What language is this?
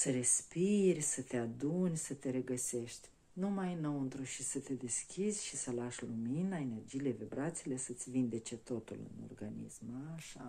Romanian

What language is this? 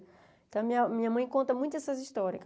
Portuguese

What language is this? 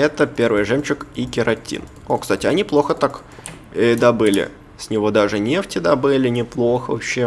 Russian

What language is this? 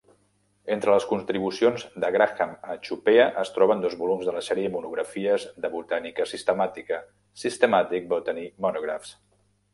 Catalan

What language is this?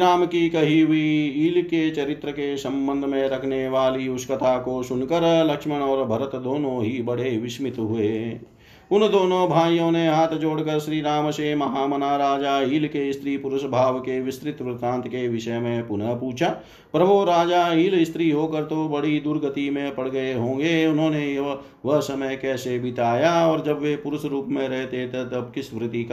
Hindi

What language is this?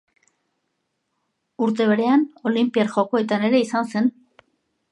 Basque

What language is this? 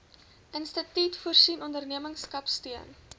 Afrikaans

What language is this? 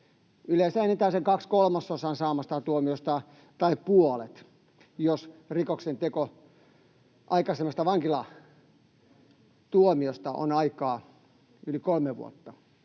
Finnish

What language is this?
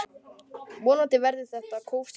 Icelandic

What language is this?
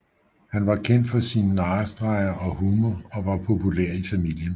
Danish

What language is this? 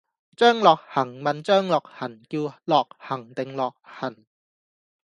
Cantonese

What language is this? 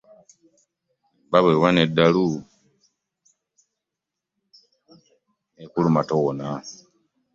Ganda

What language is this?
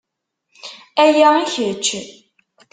Kabyle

